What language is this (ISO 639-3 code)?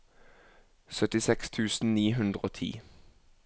nor